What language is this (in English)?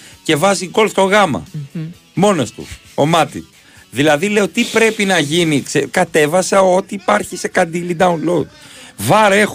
Greek